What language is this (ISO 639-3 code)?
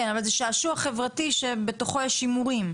heb